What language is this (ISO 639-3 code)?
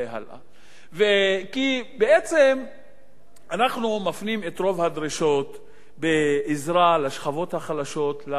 heb